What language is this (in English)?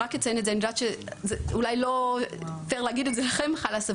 Hebrew